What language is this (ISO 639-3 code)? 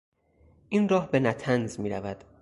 fas